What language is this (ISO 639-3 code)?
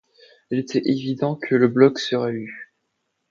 fra